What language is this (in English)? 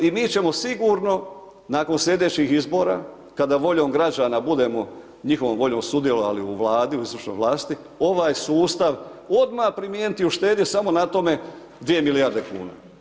Croatian